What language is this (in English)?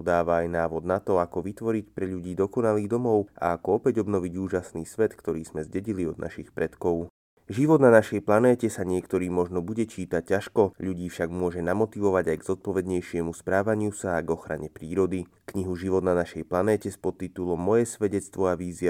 Slovak